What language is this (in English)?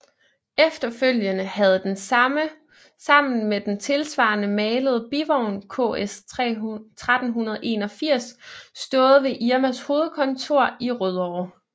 Danish